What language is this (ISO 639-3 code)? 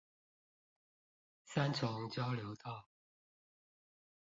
zho